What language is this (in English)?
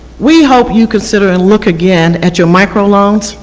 English